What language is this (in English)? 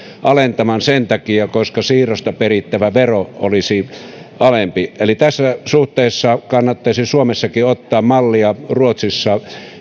Finnish